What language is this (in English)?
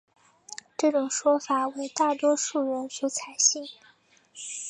Chinese